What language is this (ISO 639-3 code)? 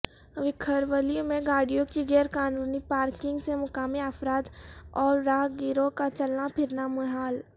urd